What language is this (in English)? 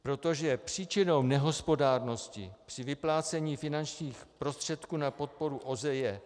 Czech